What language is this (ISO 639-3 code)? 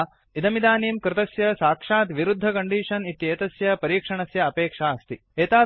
san